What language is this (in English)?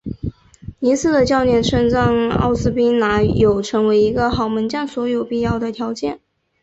Chinese